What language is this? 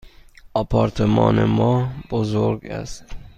Persian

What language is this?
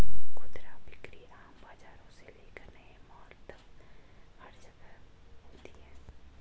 Hindi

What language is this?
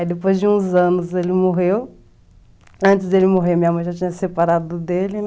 Portuguese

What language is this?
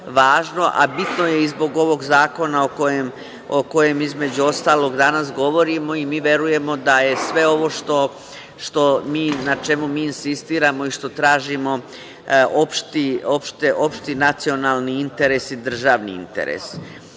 Serbian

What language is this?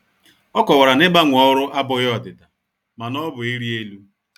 Igbo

